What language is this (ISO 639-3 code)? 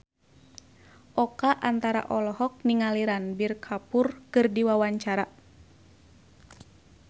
sun